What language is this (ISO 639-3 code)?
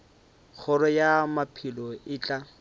nso